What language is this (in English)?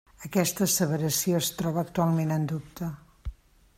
Catalan